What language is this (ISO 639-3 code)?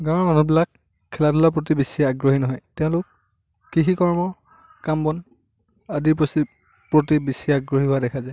asm